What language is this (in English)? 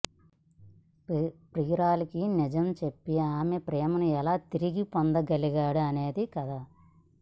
Telugu